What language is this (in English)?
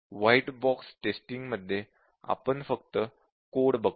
Marathi